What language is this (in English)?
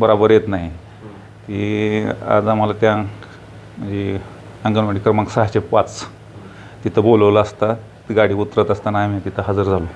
Marathi